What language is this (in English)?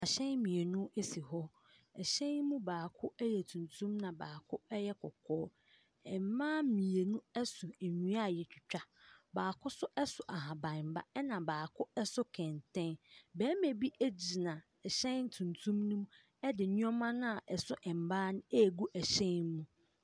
Akan